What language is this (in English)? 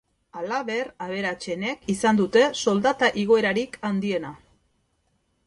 Basque